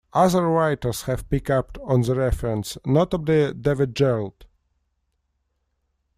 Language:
English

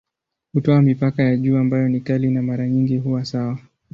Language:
Swahili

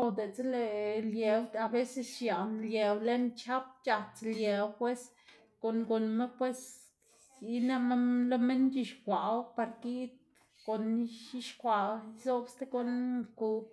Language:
Xanaguía Zapotec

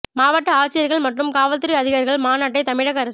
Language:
Tamil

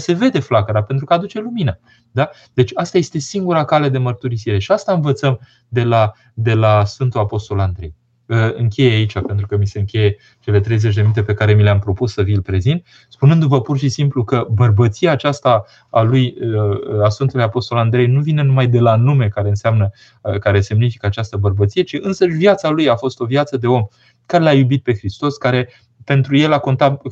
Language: Romanian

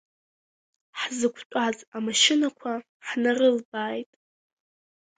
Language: Abkhazian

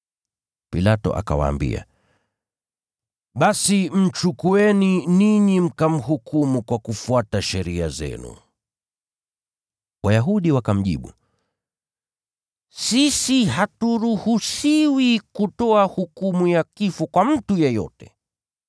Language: Swahili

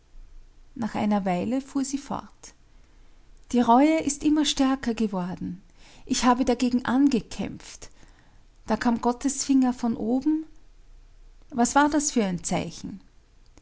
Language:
German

